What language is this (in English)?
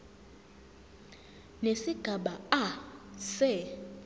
Zulu